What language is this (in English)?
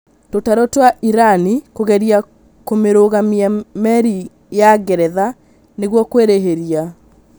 Kikuyu